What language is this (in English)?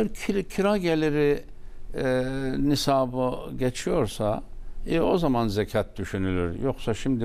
Turkish